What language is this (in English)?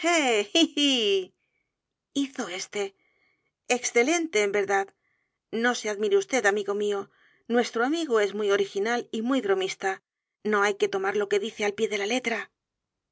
Spanish